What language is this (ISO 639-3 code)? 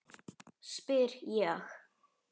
isl